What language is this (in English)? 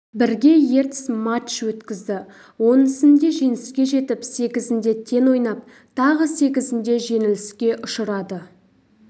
Kazakh